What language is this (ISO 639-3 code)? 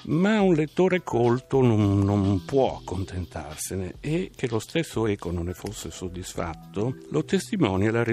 ita